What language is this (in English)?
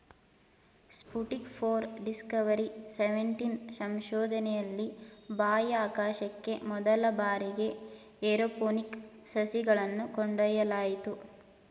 Kannada